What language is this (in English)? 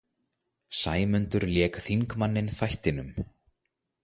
Icelandic